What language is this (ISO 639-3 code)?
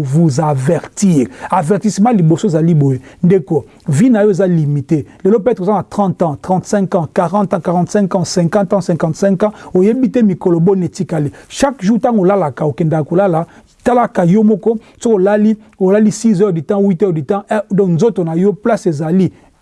fra